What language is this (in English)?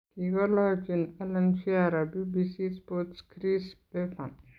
Kalenjin